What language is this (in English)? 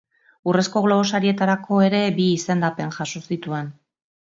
Basque